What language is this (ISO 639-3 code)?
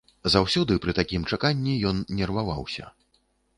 bel